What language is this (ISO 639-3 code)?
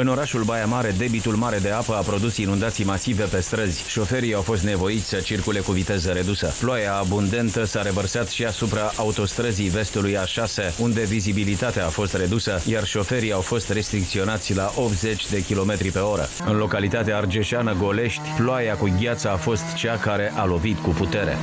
ron